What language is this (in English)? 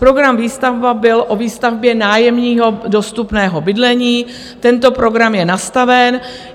Czech